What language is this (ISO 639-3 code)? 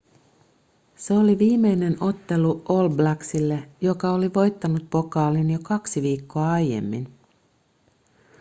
fin